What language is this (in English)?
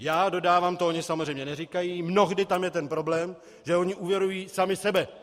Czech